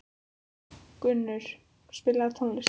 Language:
Icelandic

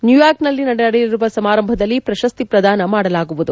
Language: Kannada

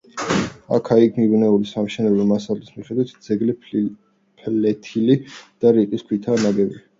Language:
Georgian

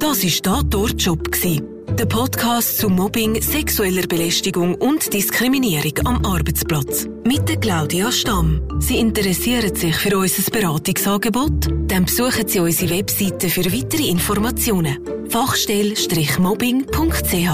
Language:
German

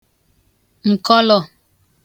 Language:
Igbo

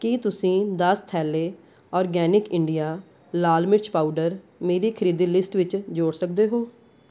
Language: Punjabi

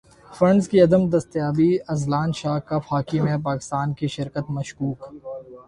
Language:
Urdu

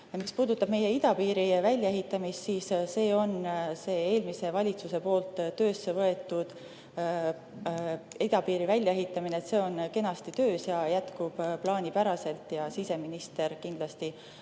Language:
Estonian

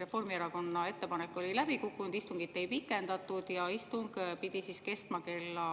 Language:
Estonian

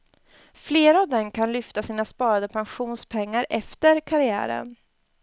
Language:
Swedish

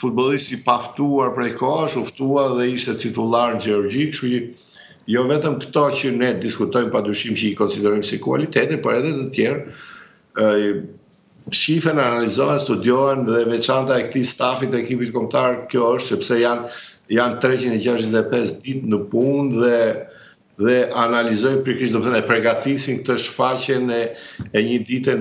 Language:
Romanian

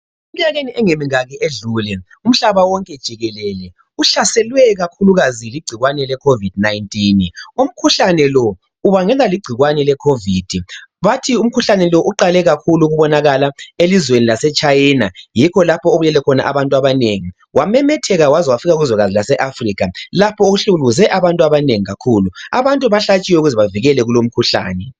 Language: North Ndebele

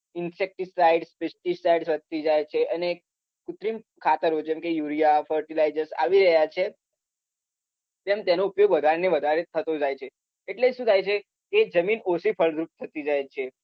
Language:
Gujarati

